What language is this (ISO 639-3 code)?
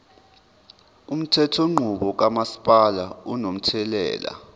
zul